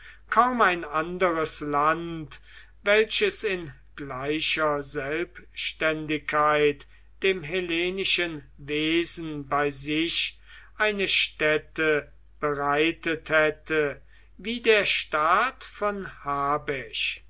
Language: German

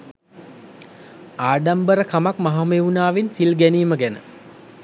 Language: Sinhala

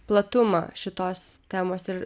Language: Lithuanian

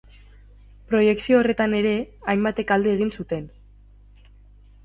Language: Basque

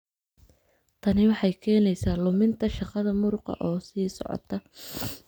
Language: Somali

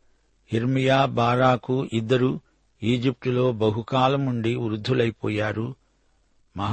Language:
Telugu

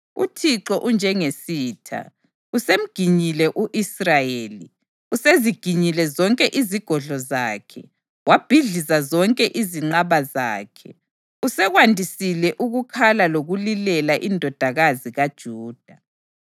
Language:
North Ndebele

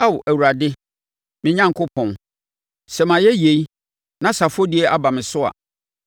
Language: Akan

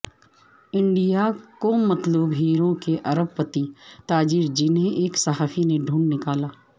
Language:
Urdu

